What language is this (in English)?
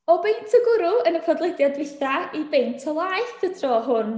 Welsh